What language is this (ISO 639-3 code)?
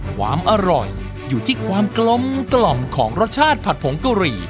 tha